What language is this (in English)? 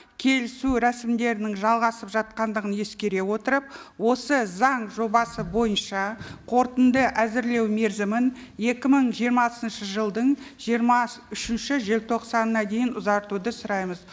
Kazakh